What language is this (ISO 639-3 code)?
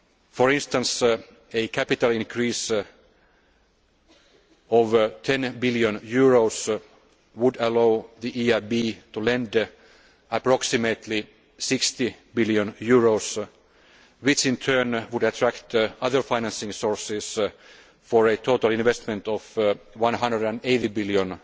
eng